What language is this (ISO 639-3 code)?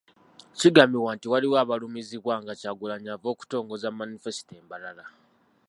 lug